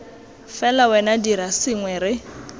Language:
Tswana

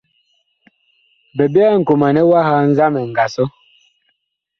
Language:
Bakoko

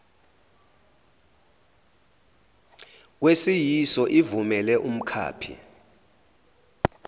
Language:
Zulu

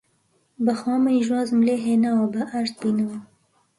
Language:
Central Kurdish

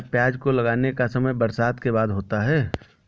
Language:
Hindi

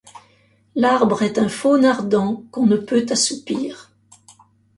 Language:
French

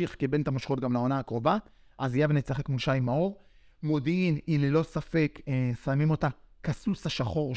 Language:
Hebrew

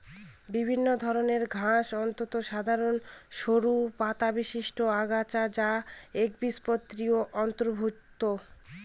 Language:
Bangla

